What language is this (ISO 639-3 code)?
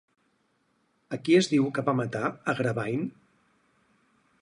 cat